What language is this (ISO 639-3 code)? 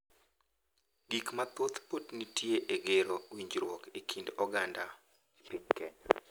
luo